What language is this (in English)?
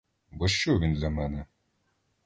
Ukrainian